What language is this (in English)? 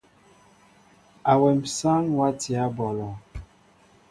Mbo (Cameroon)